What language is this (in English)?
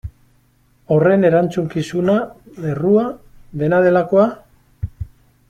Basque